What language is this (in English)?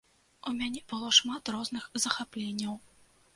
Belarusian